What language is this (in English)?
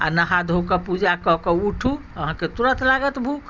Maithili